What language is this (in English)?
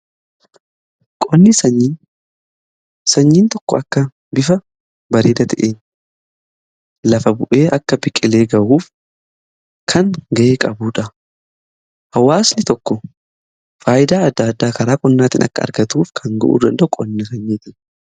Oromo